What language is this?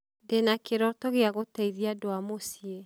Kikuyu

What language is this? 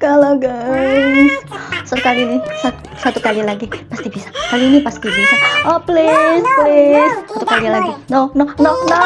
Indonesian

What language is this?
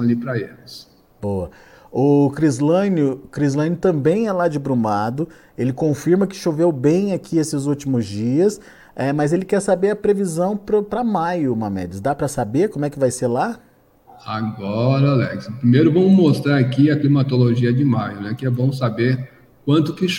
Portuguese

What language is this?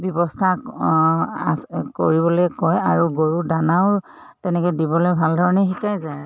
Assamese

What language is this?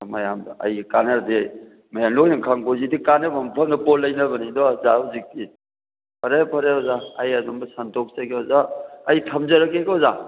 Manipuri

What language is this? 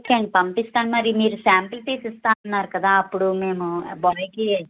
Telugu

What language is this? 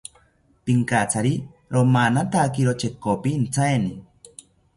South Ucayali Ashéninka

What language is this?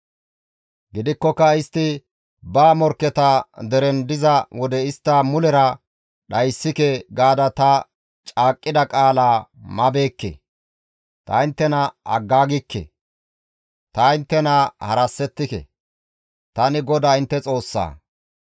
Gamo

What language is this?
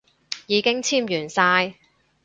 Cantonese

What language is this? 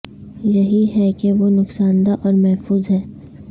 Urdu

